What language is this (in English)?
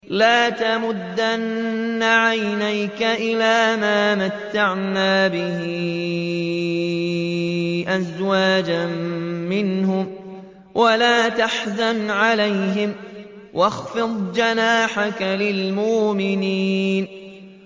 Arabic